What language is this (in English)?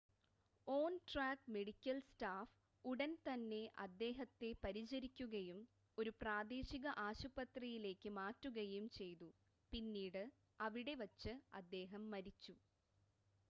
Malayalam